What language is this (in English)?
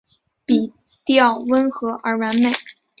Chinese